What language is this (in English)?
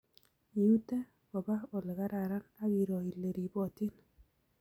Kalenjin